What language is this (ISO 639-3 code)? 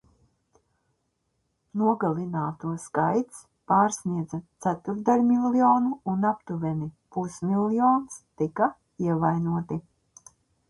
lav